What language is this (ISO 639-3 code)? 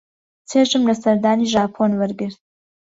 ckb